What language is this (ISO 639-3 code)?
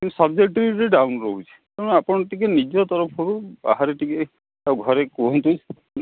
ori